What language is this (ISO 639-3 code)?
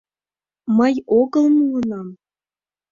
chm